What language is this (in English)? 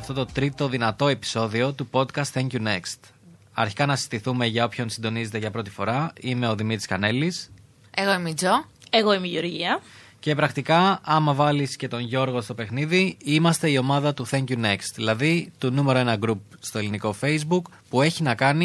Greek